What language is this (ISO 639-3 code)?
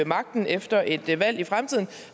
dan